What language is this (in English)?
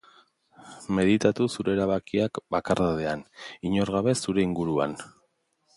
Basque